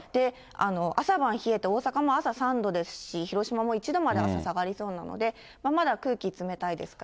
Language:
Japanese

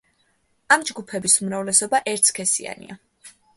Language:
Georgian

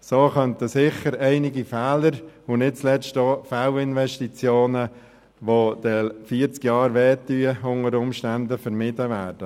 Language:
Swiss German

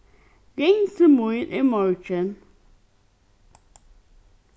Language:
Faroese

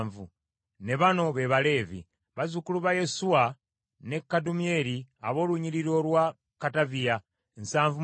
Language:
Ganda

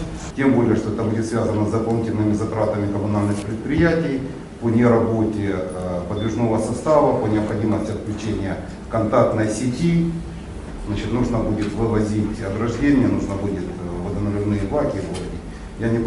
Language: Ukrainian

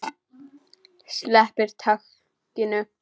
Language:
Icelandic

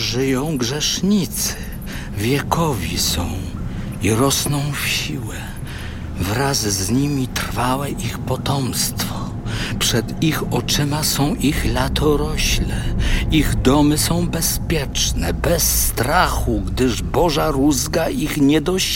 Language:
Polish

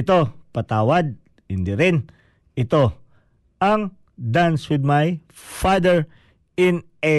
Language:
Filipino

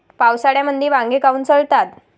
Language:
Marathi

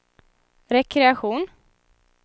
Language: Swedish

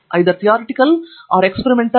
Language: Kannada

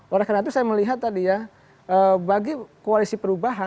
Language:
Indonesian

